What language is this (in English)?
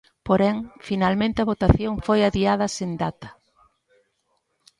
Galician